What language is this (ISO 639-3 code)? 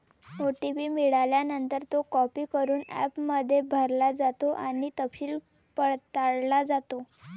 mar